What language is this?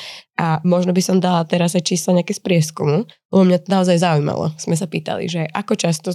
Slovak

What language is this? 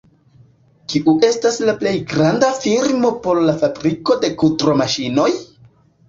Esperanto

